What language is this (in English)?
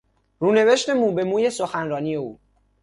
Persian